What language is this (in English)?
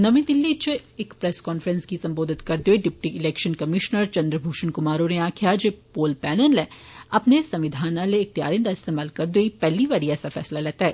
Dogri